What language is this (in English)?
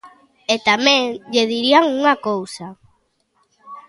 Galician